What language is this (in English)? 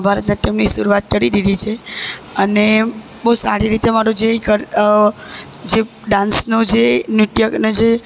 Gujarati